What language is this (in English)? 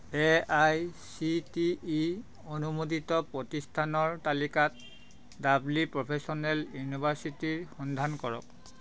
Assamese